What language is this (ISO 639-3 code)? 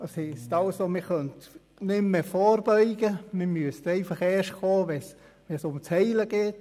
gsw